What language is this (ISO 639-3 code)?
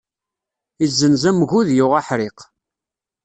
kab